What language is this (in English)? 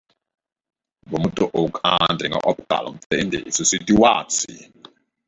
Dutch